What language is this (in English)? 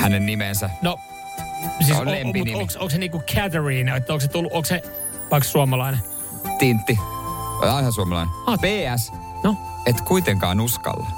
Finnish